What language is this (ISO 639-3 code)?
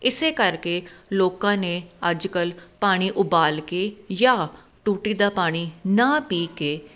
pan